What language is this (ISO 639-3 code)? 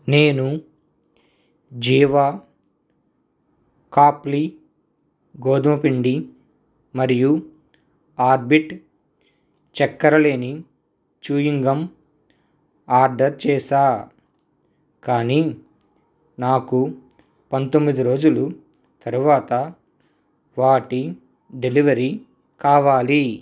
tel